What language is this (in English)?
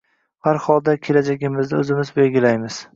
Uzbek